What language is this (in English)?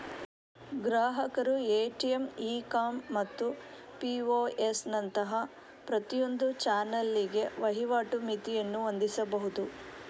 Kannada